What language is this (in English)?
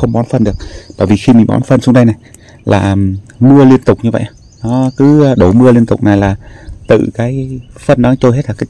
Vietnamese